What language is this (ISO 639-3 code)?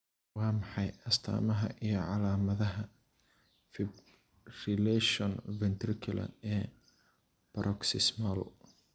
som